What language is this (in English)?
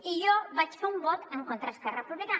Catalan